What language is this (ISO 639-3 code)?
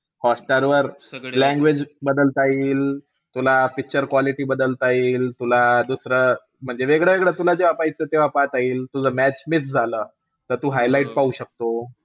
mar